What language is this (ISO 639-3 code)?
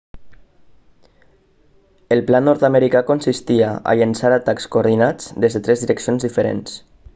cat